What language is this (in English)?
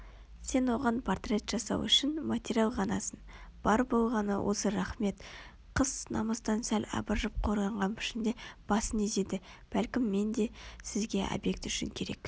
Kazakh